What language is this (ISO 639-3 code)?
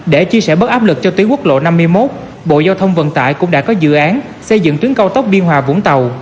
vie